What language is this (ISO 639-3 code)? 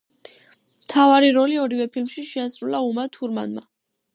kat